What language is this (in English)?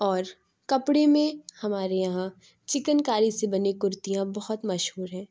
Urdu